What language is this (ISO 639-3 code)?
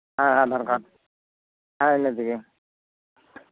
sat